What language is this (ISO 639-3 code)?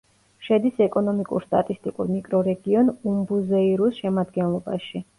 kat